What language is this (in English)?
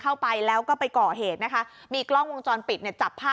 Thai